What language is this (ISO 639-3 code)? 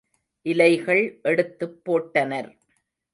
tam